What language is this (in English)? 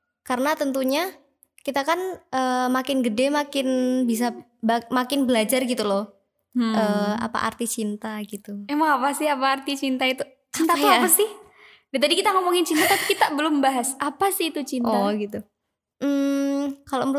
Indonesian